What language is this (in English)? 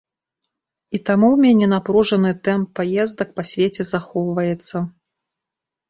Belarusian